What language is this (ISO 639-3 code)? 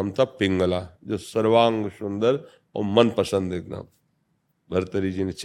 hin